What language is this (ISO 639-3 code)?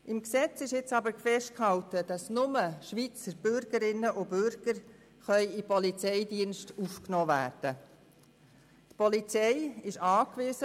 gsw